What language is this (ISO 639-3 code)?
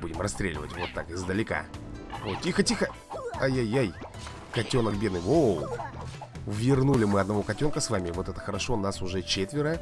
rus